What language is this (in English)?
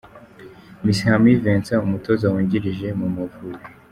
Kinyarwanda